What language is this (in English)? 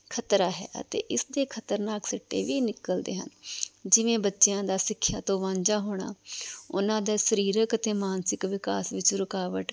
Punjabi